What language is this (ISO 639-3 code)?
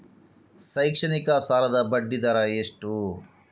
kan